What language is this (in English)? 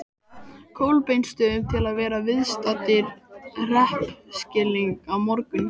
Icelandic